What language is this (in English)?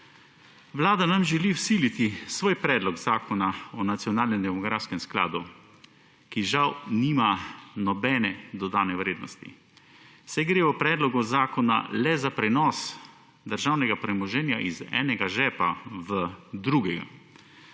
Slovenian